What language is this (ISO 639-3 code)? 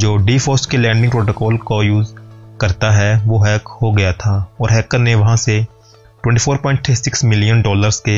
hin